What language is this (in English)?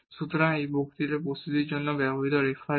Bangla